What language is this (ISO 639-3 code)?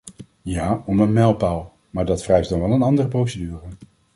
nld